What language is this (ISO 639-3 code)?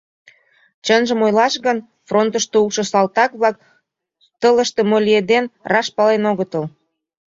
chm